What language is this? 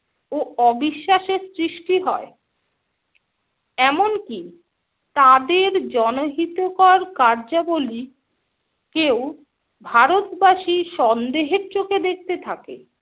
Bangla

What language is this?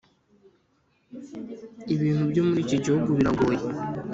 Kinyarwanda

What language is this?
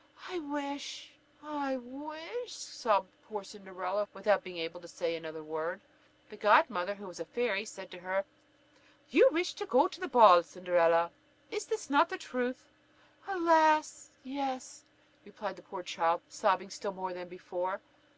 English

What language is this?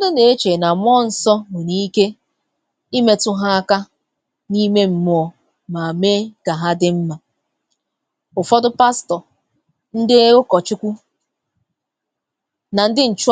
Igbo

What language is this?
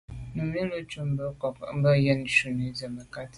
Medumba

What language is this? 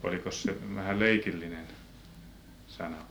Finnish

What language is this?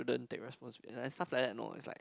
English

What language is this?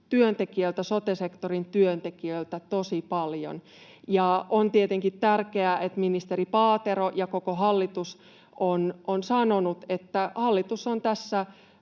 Finnish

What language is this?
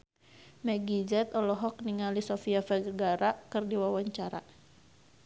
Sundanese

